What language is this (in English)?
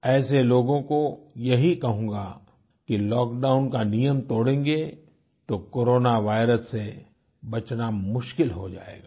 Hindi